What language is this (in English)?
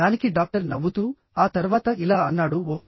Telugu